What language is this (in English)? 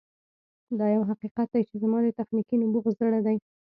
Pashto